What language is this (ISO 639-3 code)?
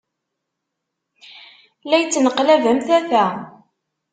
kab